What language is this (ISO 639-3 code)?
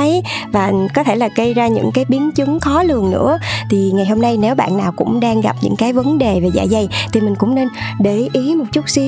vie